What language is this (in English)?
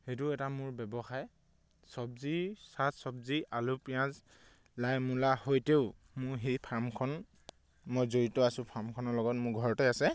Assamese